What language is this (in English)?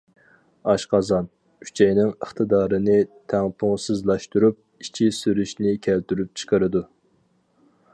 Uyghur